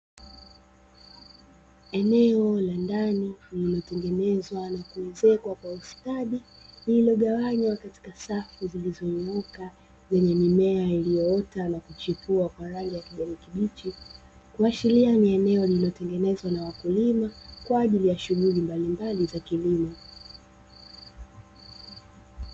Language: Swahili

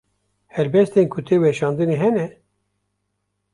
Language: Kurdish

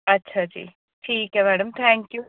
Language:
Punjabi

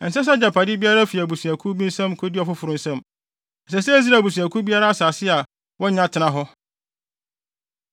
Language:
Akan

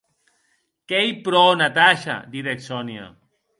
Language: Occitan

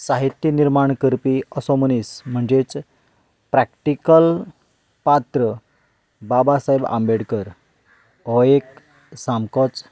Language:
Konkani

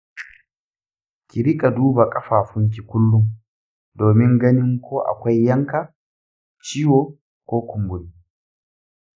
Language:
Hausa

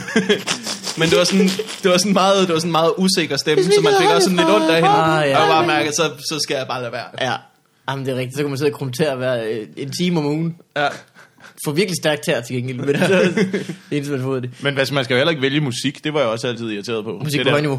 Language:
Danish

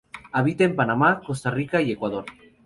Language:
Spanish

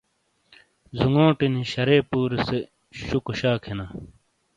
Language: Shina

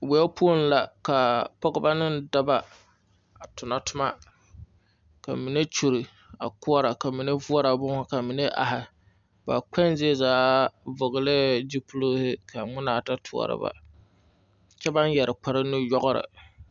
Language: Southern Dagaare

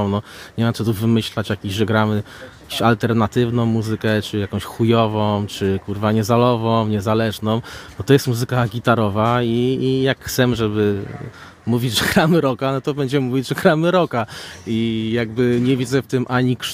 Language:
Polish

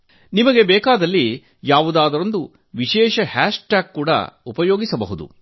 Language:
Kannada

